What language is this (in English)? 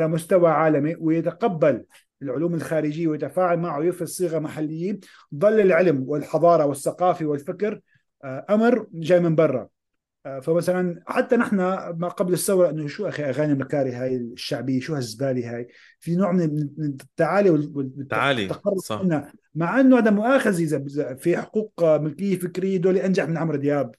Arabic